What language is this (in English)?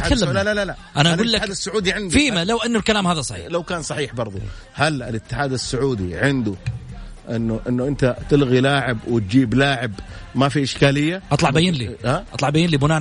Arabic